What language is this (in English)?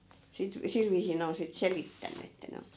Finnish